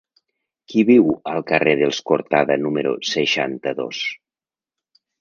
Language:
Catalan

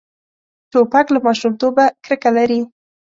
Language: Pashto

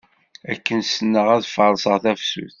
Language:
Kabyle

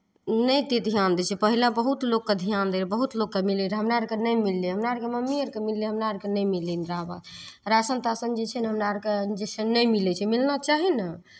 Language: Maithili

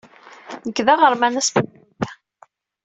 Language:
Kabyle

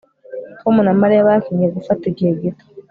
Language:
Kinyarwanda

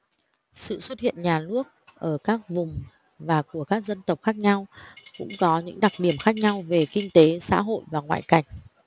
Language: Vietnamese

